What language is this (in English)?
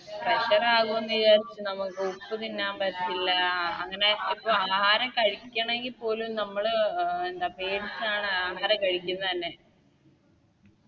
Malayalam